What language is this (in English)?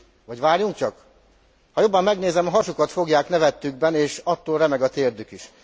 Hungarian